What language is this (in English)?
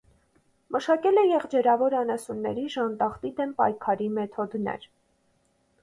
Armenian